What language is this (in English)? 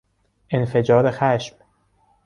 Persian